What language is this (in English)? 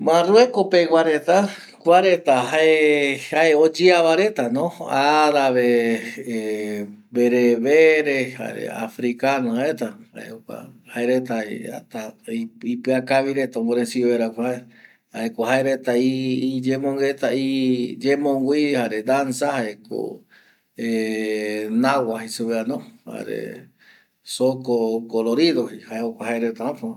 Eastern Bolivian Guaraní